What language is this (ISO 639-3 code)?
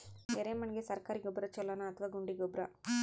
kan